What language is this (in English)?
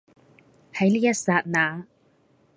Cantonese